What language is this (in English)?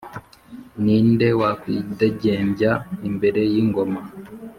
Kinyarwanda